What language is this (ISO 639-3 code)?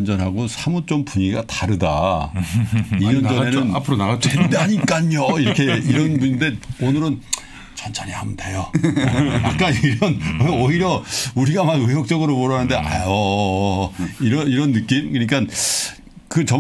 kor